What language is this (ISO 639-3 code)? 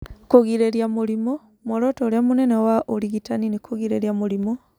kik